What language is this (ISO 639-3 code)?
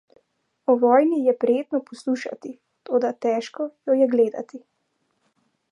slv